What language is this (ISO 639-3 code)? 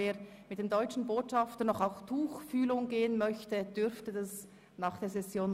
gsw